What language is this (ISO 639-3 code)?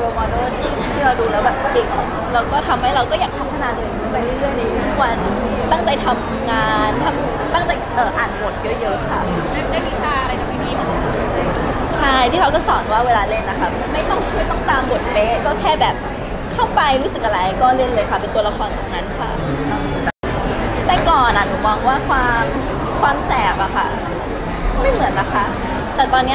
tha